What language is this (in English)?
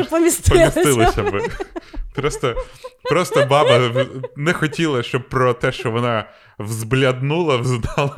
Ukrainian